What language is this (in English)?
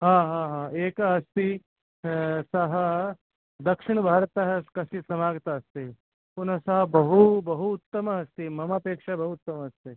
Sanskrit